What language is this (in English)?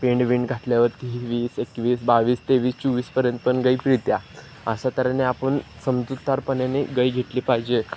Marathi